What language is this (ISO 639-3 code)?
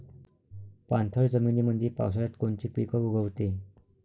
mar